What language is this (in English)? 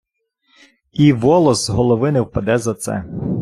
Ukrainian